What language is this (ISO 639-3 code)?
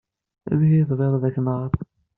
kab